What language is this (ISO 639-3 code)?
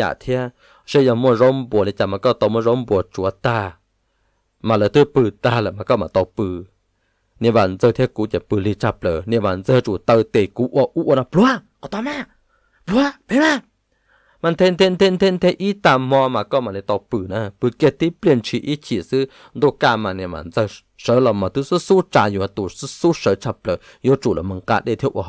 tha